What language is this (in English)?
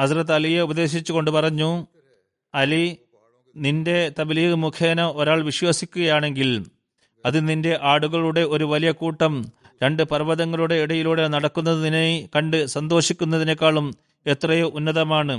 Malayalam